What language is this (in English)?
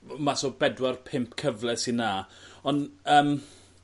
Welsh